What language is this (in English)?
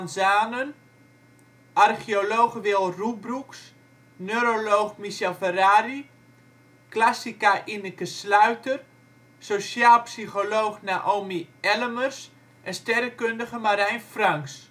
Dutch